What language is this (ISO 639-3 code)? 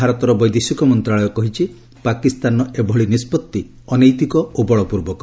ori